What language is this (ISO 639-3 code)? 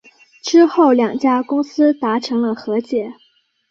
zho